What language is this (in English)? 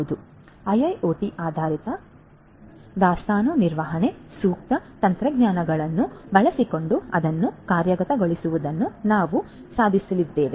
Kannada